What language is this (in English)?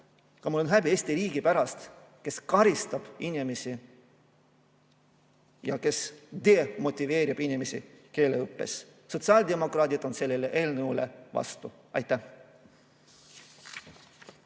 Estonian